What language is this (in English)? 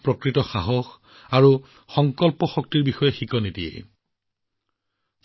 Assamese